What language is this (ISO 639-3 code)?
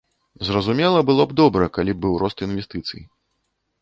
bel